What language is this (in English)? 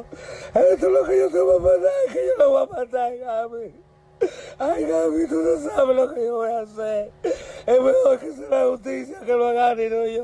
Spanish